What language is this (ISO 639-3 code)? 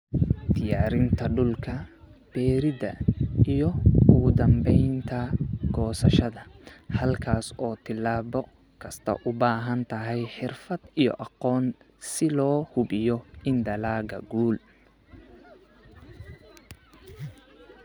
som